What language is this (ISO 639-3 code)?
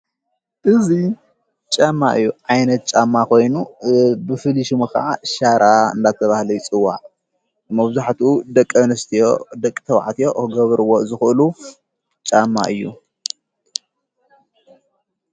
tir